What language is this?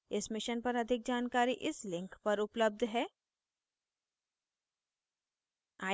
Hindi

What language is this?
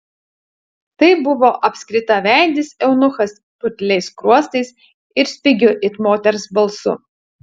Lithuanian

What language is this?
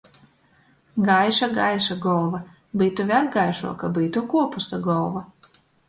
Latgalian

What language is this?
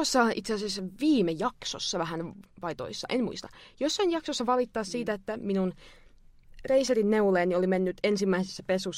Finnish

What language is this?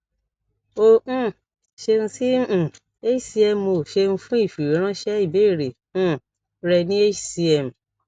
Yoruba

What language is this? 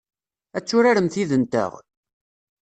Kabyle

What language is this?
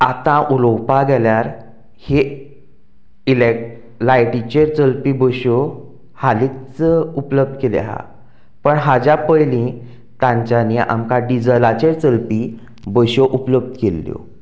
Konkani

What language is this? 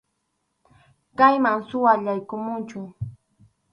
Arequipa-La Unión Quechua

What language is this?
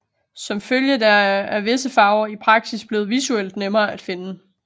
Danish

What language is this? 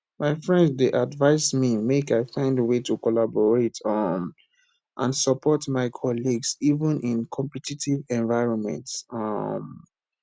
Nigerian Pidgin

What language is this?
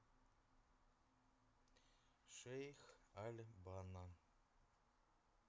Russian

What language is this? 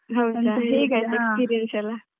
Kannada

